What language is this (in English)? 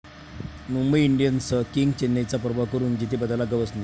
Marathi